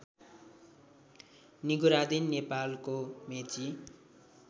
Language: Nepali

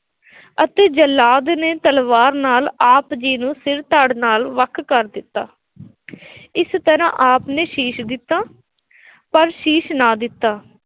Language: Punjabi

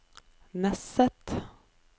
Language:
Norwegian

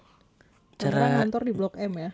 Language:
Indonesian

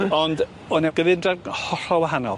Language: Welsh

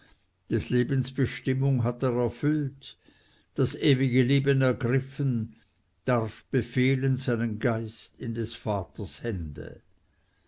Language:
German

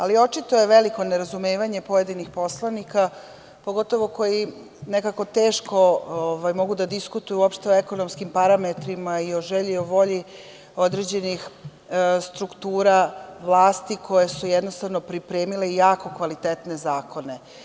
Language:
Serbian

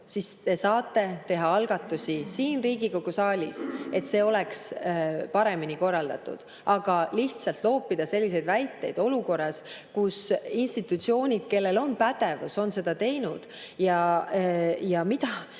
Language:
Estonian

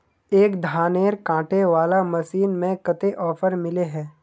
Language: Magahi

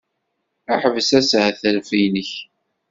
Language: Kabyle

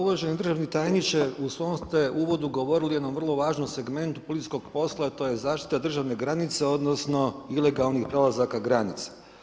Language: Croatian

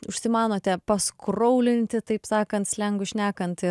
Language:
Lithuanian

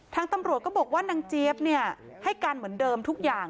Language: Thai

